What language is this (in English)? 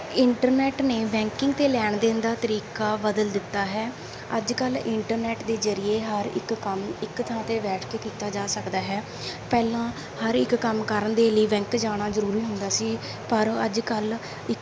Punjabi